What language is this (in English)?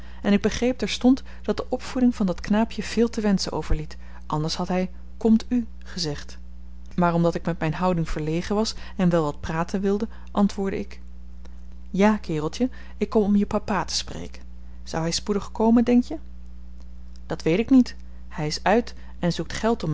Dutch